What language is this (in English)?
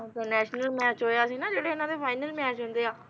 Punjabi